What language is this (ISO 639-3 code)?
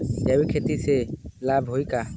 bho